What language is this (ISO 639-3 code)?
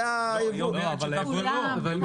heb